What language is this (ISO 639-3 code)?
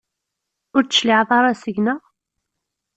kab